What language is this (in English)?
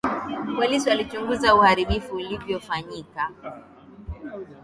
Swahili